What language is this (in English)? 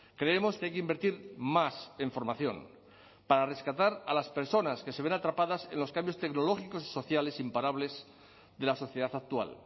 Spanish